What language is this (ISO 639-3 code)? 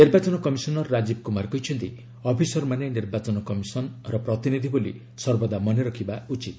ori